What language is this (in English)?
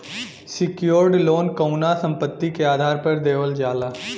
Bhojpuri